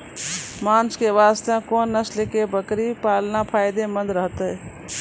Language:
Maithili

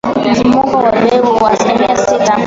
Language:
Swahili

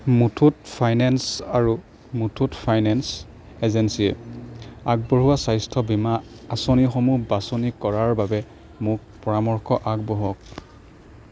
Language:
Assamese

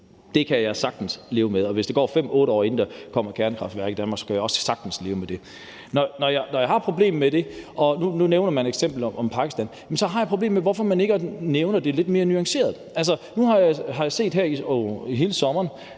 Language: Danish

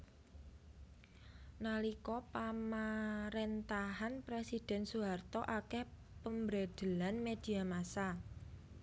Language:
Javanese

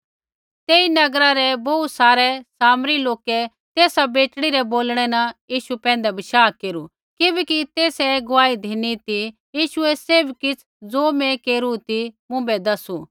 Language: Kullu Pahari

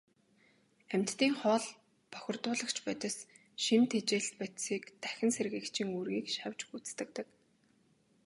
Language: Mongolian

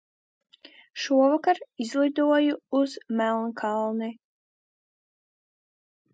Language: Latvian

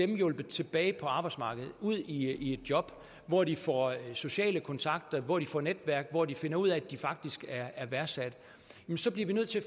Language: Danish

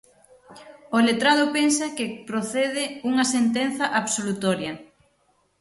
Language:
Galician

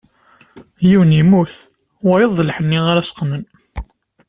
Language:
Kabyle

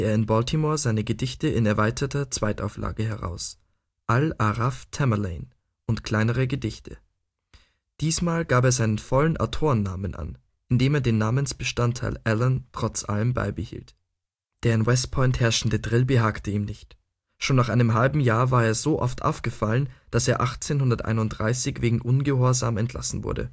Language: German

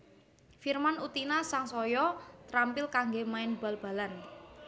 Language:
Javanese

